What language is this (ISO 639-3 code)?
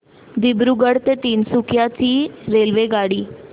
mar